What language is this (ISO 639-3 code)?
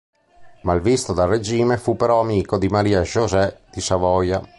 ita